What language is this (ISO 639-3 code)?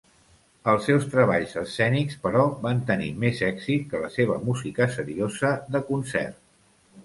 cat